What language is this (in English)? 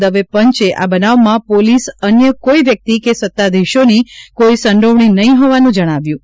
Gujarati